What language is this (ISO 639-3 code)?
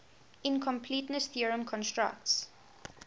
eng